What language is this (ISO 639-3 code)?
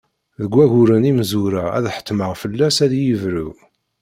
kab